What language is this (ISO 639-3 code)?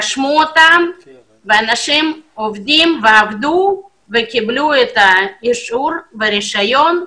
heb